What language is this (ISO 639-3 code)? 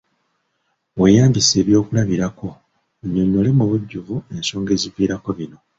lug